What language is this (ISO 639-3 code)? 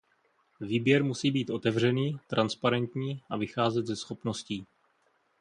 ces